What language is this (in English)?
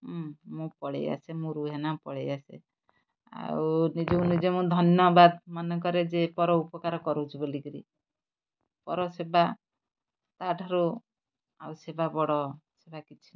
Odia